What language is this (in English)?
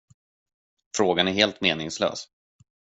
Swedish